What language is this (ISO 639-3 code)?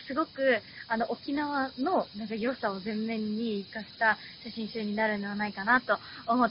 jpn